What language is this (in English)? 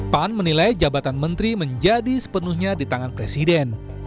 Indonesian